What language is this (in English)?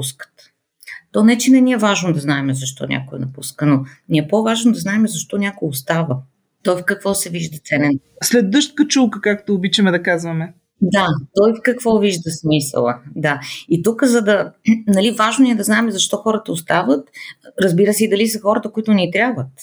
Bulgarian